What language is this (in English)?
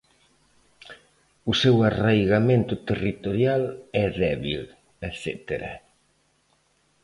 Galician